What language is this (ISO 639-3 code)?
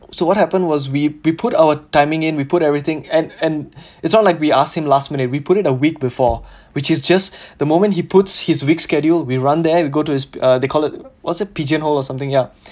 eng